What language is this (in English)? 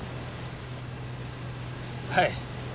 Japanese